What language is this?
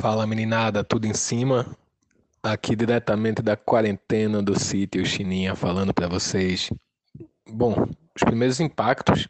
Portuguese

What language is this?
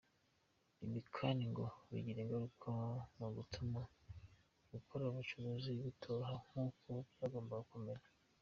Kinyarwanda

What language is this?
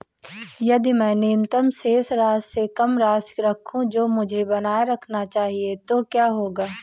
Hindi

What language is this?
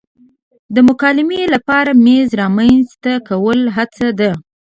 Pashto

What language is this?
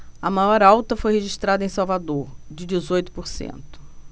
Portuguese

